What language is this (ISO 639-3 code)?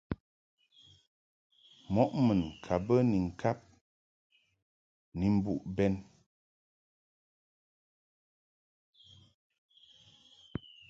mhk